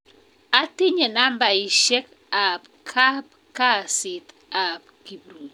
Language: Kalenjin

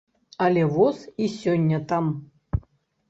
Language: Belarusian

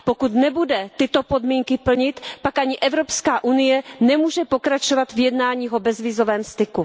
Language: Czech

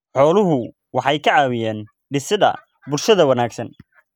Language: Somali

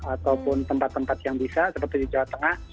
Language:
Indonesian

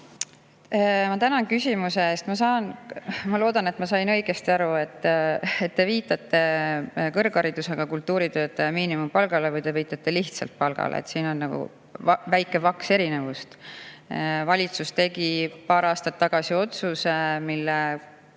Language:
Estonian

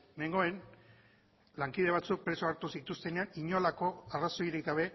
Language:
Basque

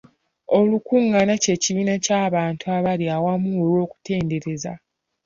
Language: Ganda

